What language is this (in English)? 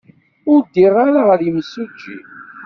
Kabyle